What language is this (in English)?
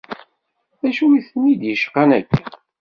Kabyle